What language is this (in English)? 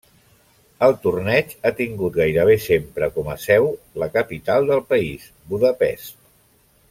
Catalan